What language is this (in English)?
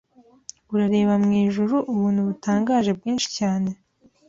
Kinyarwanda